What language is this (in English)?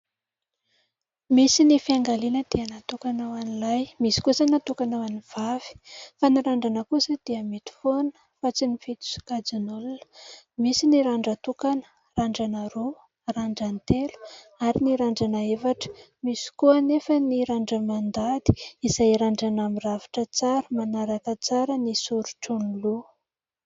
Malagasy